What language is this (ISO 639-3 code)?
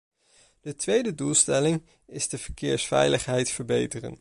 nld